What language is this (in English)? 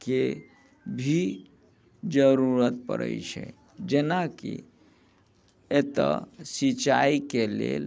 Maithili